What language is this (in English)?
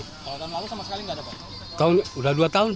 Indonesian